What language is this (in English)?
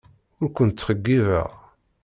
Kabyle